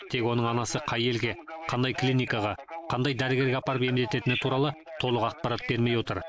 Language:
Kazakh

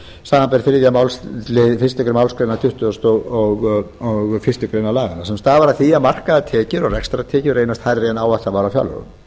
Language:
Icelandic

